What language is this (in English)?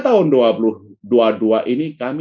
Indonesian